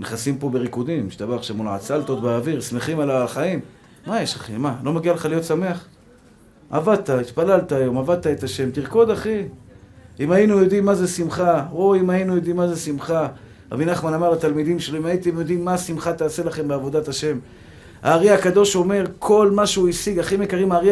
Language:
Hebrew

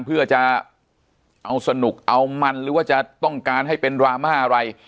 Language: Thai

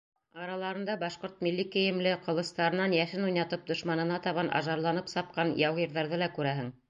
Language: Bashkir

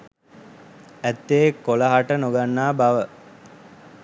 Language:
Sinhala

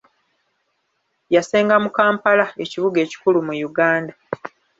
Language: Ganda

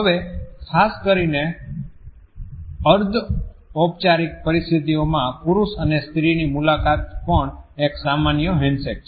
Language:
Gujarati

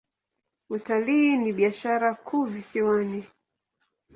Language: Swahili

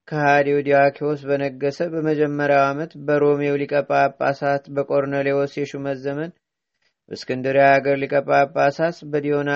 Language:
Amharic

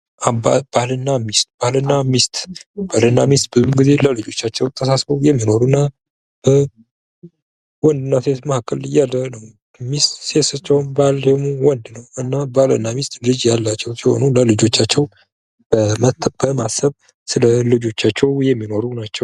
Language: Amharic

